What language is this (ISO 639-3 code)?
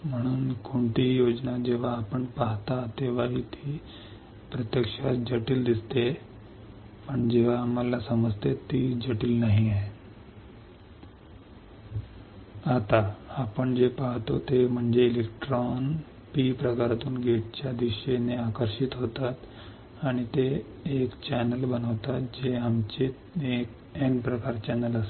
mar